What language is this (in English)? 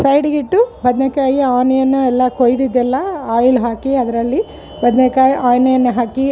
Kannada